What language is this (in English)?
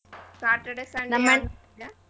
Kannada